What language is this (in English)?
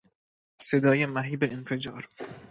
Persian